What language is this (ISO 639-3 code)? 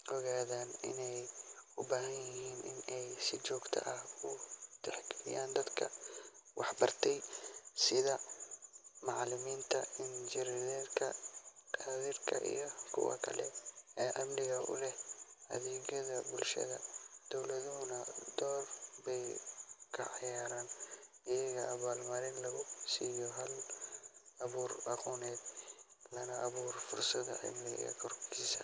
som